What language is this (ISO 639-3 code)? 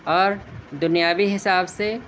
urd